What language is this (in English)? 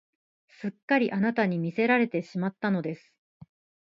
Japanese